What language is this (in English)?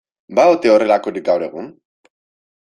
Basque